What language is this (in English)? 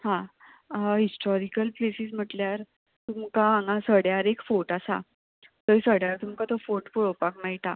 Konkani